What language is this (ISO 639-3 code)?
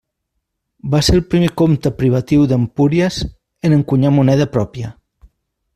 cat